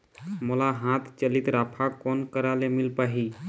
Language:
Chhattisgarhi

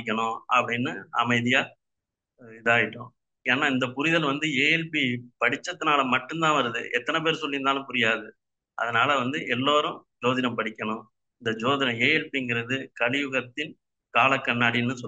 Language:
Tamil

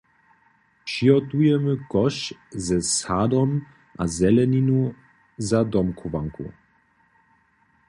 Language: Upper Sorbian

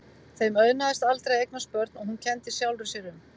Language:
Icelandic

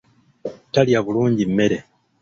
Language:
Ganda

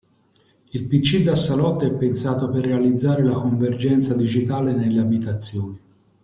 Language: Italian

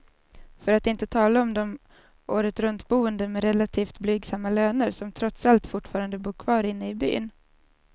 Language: Swedish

